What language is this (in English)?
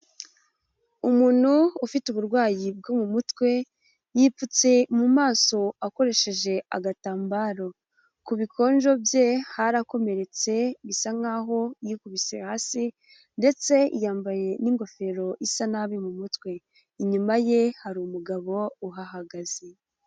Kinyarwanda